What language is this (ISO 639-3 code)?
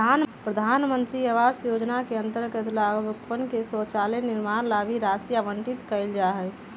mag